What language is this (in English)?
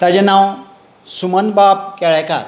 Konkani